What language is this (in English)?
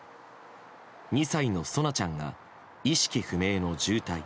Japanese